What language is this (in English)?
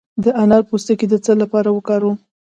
Pashto